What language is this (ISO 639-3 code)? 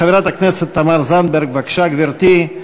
heb